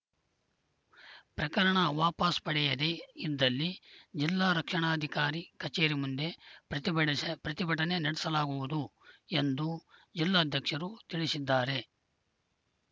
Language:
Kannada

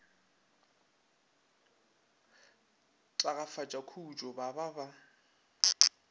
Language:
Northern Sotho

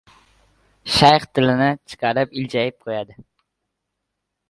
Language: Uzbek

